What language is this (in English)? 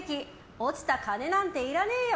Japanese